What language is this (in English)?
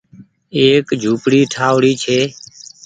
Goaria